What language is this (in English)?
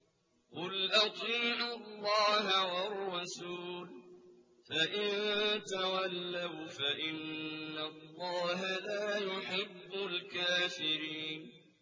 Arabic